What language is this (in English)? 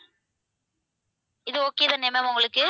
Tamil